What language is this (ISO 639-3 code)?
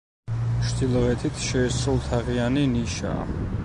kat